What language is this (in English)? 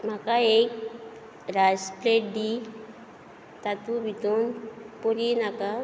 Konkani